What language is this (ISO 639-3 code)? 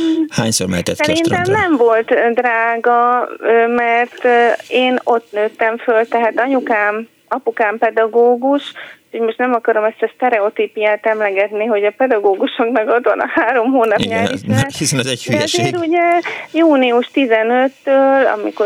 hun